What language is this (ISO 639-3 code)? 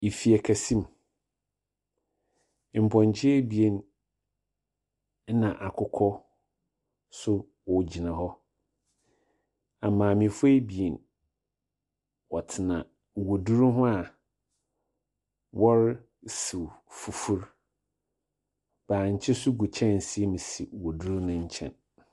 aka